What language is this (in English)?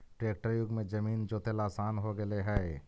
Magahi